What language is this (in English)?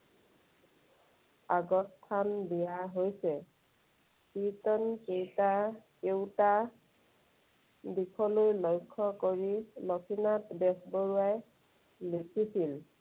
Assamese